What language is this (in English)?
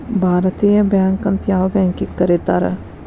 Kannada